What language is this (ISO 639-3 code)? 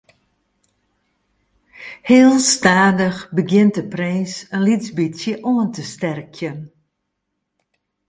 fry